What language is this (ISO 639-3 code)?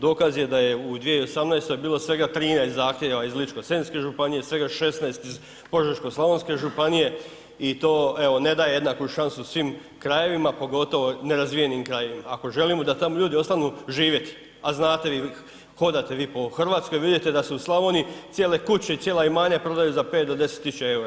hrv